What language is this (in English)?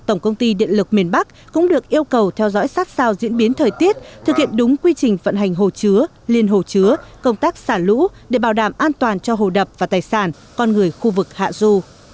Vietnamese